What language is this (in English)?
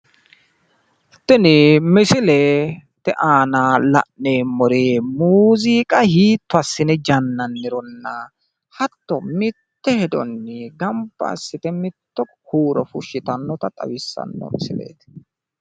Sidamo